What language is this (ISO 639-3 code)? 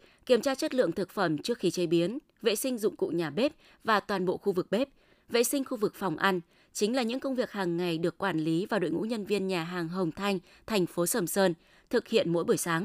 vie